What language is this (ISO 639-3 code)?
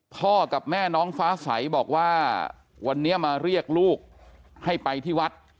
tha